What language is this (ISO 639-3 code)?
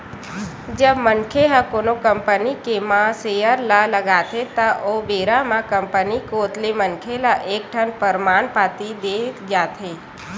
hne